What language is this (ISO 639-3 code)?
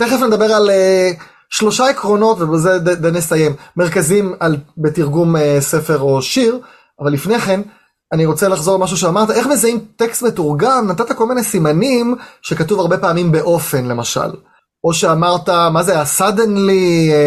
heb